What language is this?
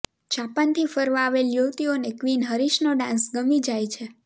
Gujarati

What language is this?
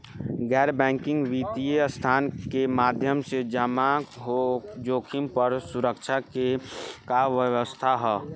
Bhojpuri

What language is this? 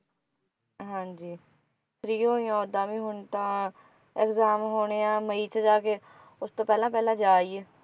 Punjabi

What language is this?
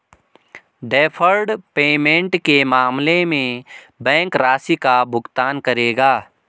Hindi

